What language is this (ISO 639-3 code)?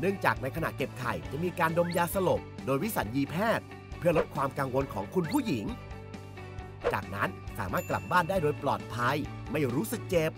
tha